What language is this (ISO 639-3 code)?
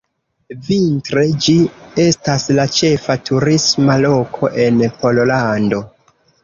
epo